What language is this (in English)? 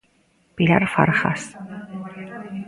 Galician